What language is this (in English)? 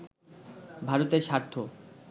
Bangla